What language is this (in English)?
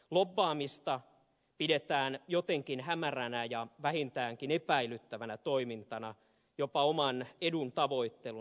Finnish